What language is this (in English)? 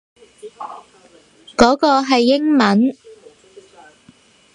Cantonese